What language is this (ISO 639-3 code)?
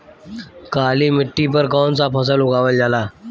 bho